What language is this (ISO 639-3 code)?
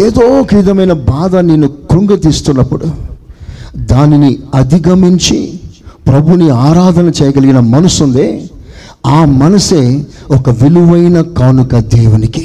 tel